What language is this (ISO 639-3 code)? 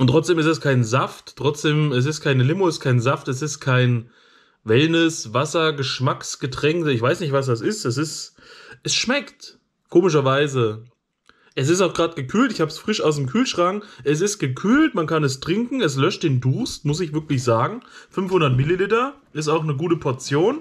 deu